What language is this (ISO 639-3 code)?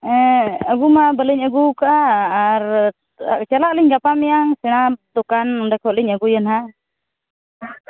sat